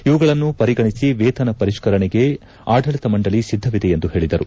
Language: Kannada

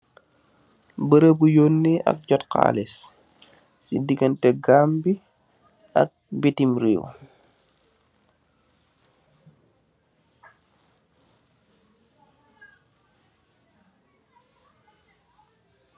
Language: Wolof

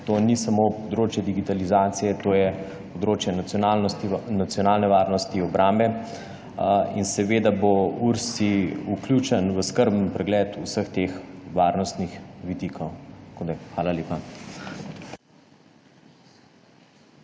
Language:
Slovenian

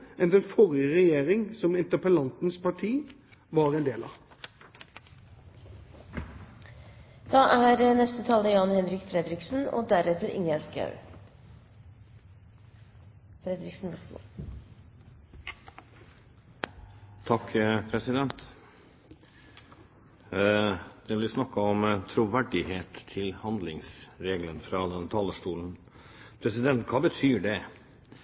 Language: Norwegian Bokmål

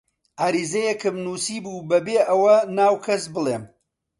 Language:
Central Kurdish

